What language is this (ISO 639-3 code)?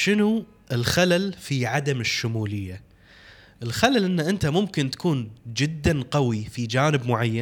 ara